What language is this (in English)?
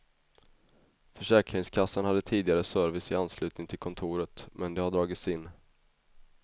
Swedish